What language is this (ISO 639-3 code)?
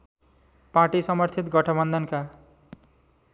nep